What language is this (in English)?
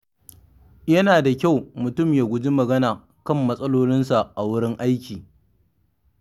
Hausa